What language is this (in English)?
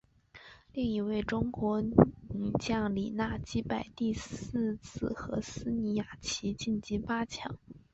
Chinese